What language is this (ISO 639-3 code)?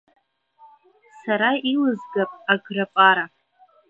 abk